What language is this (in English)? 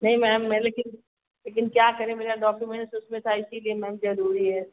Hindi